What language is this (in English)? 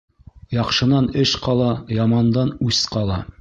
Bashkir